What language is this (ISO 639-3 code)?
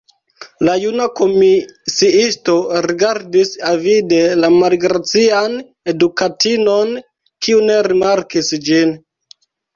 epo